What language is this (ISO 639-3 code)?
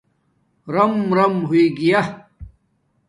dmk